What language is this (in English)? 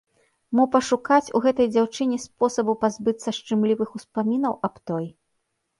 Belarusian